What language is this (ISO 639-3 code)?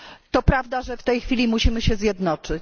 pol